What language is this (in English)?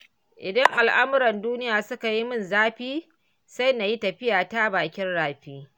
Hausa